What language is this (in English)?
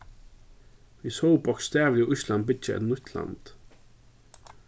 Faroese